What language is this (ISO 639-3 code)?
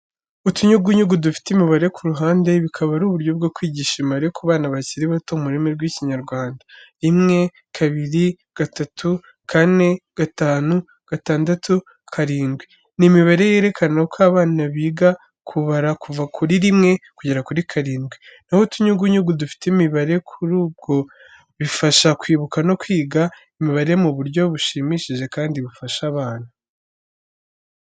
kin